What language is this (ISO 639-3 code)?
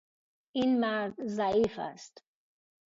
fas